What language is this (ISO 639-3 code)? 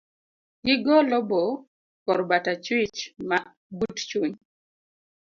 luo